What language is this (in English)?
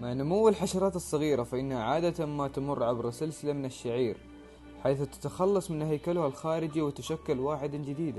Arabic